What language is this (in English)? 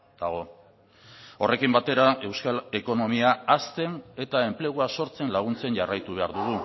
Basque